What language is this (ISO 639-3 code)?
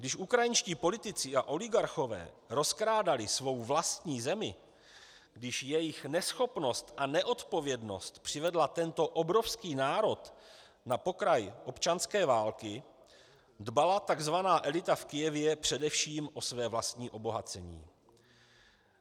ces